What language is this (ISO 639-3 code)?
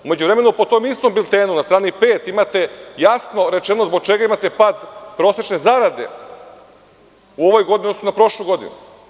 srp